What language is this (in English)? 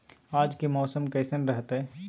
Magahi